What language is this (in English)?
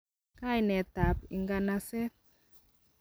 Kalenjin